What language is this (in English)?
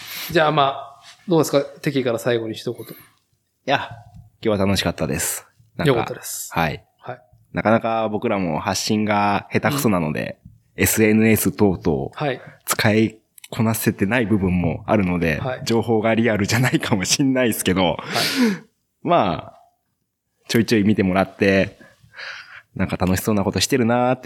Japanese